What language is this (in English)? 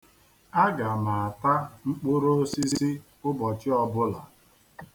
Igbo